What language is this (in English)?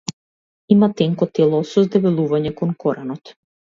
Macedonian